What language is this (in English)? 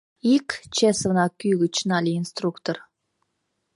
Mari